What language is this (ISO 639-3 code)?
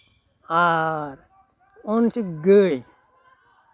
sat